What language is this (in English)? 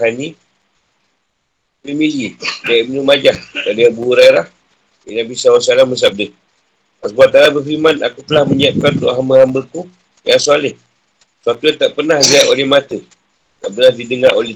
Malay